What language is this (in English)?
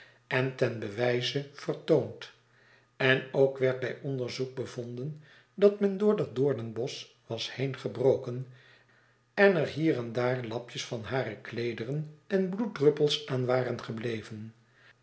Dutch